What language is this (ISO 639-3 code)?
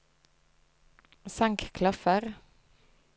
nor